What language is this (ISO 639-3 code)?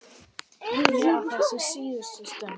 isl